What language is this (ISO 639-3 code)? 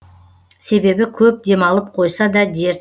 kaz